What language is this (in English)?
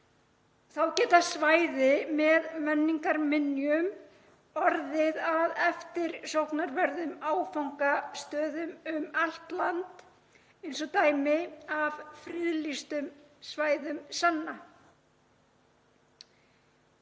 Icelandic